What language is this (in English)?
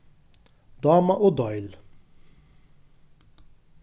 Faroese